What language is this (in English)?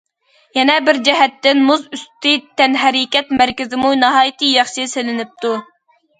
Uyghur